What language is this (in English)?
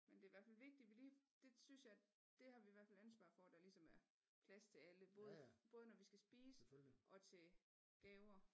Danish